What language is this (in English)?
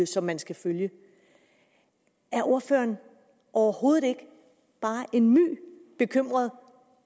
Danish